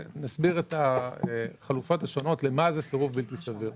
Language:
Hebrew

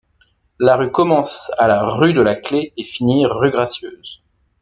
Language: French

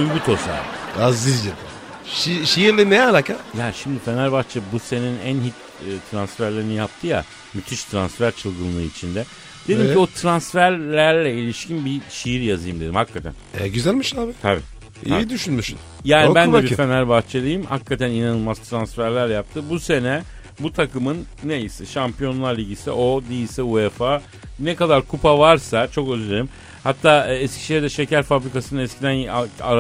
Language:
Turkish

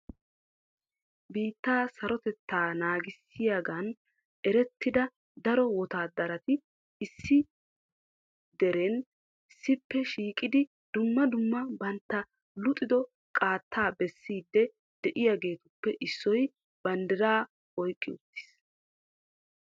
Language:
Wolaytta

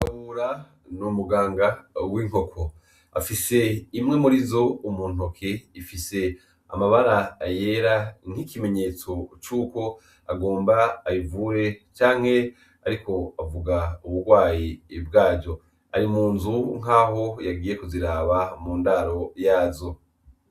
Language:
Rundi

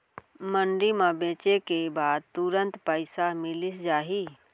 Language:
Chhattisgarhi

